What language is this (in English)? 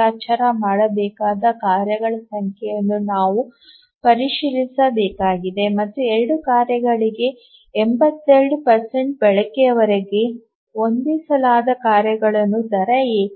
Kannada